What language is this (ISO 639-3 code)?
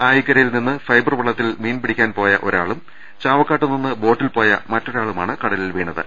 mal